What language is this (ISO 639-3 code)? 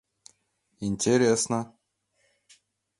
chm